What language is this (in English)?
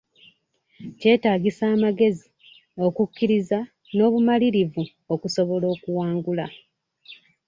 Ganda